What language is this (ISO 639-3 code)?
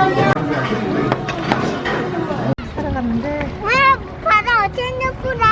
kor